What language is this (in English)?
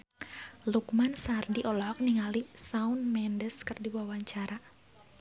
Sundanese